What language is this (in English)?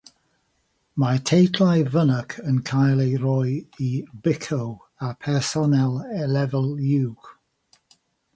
Welsh